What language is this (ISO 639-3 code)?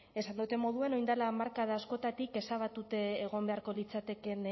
eus